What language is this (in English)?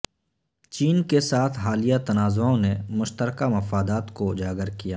Urdu